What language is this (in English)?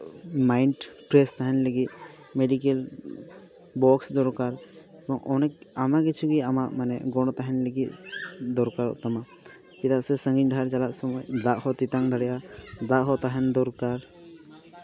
Santali